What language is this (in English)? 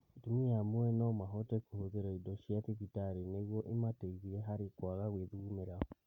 Kikuyu